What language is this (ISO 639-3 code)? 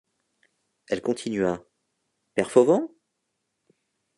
fra